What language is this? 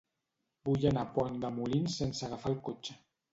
Catalan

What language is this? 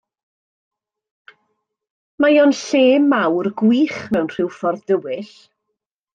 Welsh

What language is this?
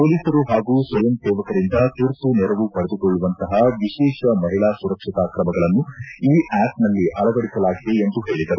Kannada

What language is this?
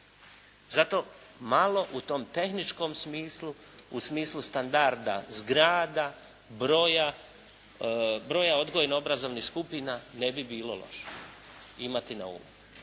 Croatian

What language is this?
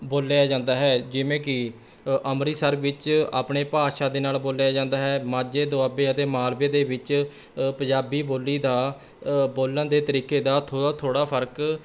Punjabi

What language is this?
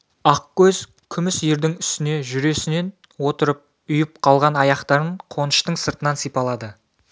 Kazakh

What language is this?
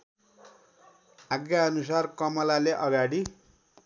Nepali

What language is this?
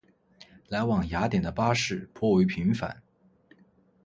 Chinese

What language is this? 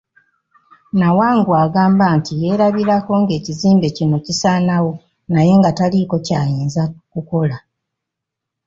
Ganda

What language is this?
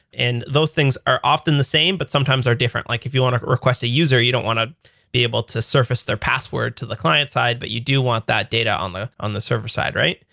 English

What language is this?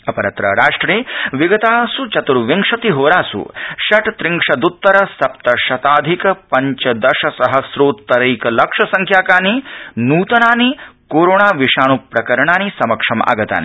Sanskrit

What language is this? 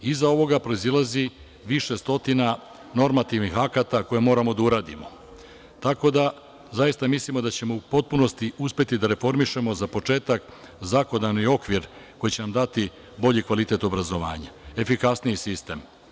Serbian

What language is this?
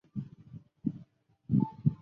Chinese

